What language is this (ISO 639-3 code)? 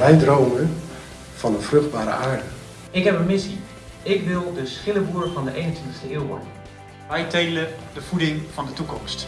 nld